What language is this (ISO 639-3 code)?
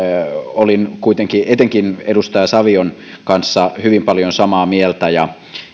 fin